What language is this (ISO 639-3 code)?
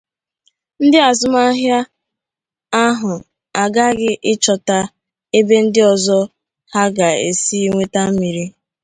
ibo